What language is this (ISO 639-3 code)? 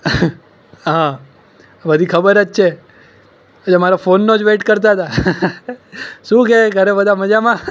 guj